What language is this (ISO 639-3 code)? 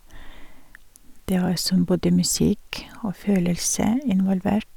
nor